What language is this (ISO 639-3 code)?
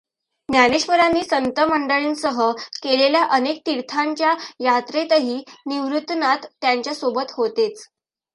mar